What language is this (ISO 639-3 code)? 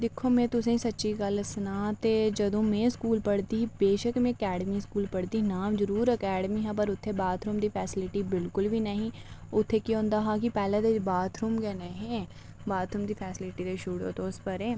doi